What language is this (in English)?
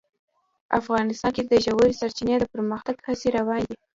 Pashto